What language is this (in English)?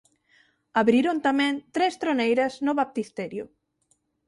Galician